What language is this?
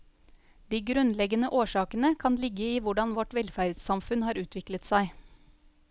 Norwegian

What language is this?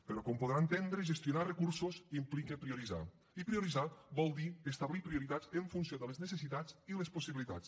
Catalan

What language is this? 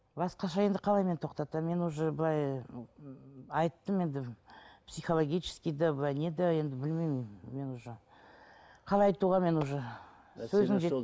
Kazakh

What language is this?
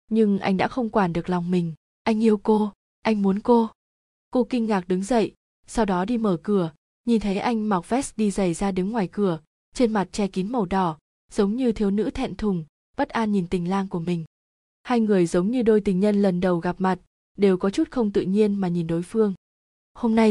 Vietnamese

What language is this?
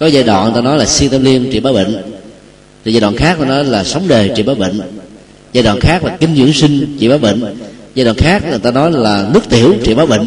Vietnamese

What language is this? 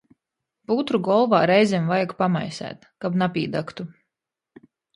Latgalian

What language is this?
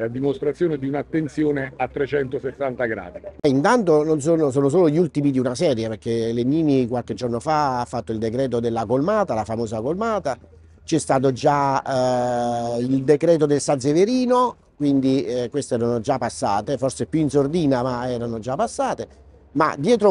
Italian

